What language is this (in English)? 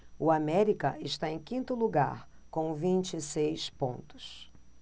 Portuguese